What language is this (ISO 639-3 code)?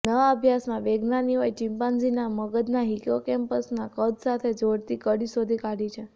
guj